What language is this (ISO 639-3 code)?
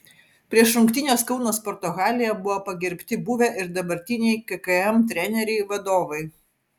lit